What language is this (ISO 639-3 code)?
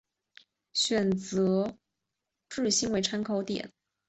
zho